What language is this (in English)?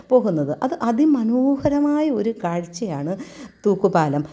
Malayalam